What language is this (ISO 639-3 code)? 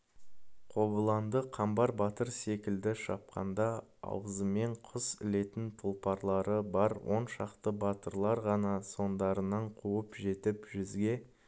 kaz